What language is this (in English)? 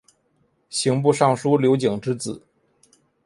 Chinese